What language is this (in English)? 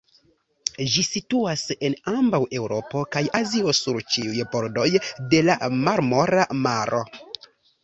Esperanto